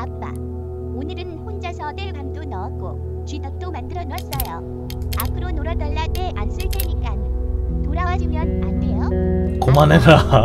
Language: Korean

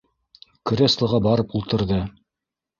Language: Bashkir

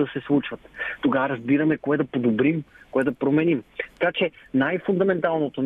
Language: Bulgarian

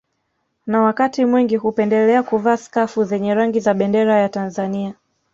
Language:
Swahili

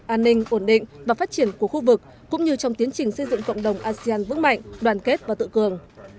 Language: Vietnamese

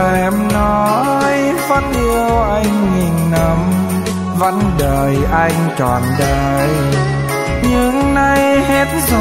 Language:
Vietnamese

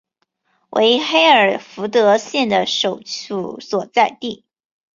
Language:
Chinese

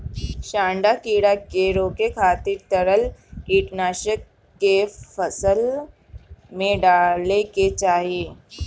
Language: Bhojpuri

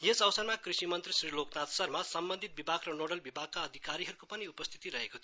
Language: Nepali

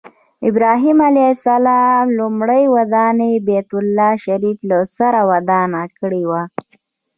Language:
Pashto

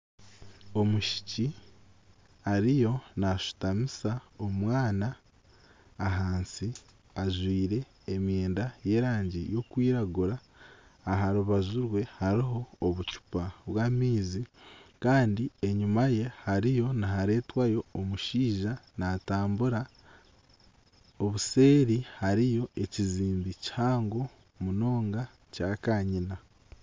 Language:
Nyankole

